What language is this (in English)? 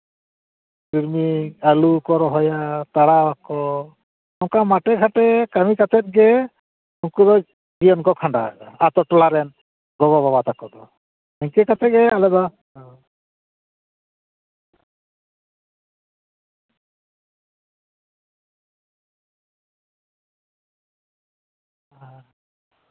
Santali